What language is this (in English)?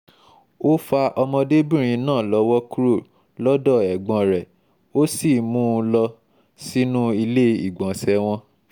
Yoruba